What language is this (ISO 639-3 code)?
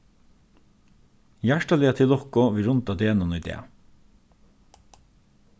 fao